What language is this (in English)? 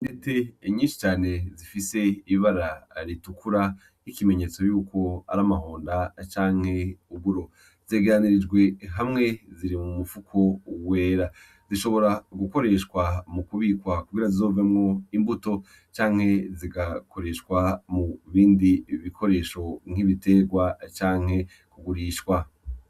Rundi